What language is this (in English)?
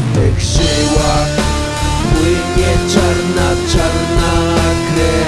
Polish